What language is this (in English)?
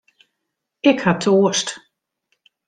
Western Frisian